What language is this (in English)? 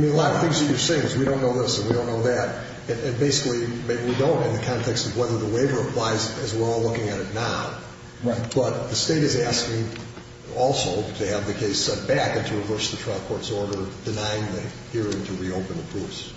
English